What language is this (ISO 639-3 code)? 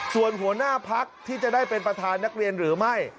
tha